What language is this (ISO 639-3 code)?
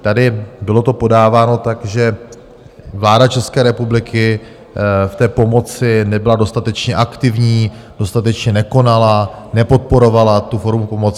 ces